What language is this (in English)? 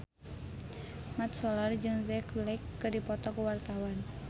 Sundanese